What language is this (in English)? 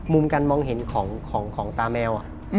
Thai